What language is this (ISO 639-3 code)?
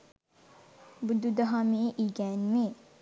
sin